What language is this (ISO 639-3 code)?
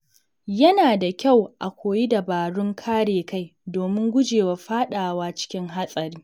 hau